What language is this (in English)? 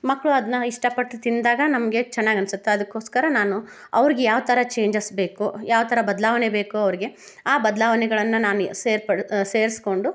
Kannada